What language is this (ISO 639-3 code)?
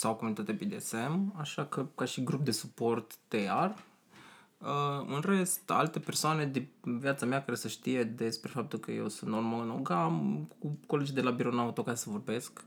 ron